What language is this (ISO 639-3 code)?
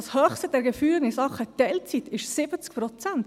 gsw